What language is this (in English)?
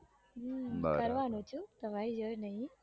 Gujarati